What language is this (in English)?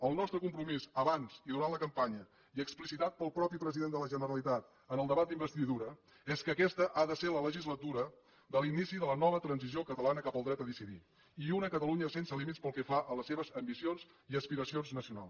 Catalan